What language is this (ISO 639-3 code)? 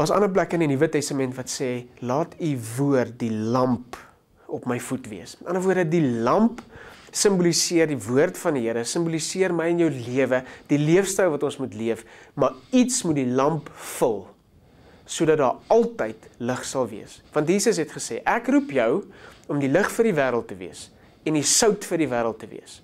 nld